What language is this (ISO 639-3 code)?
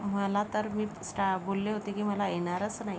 mar